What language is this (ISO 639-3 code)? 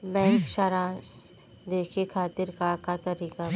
bho